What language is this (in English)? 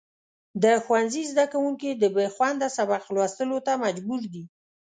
Pashto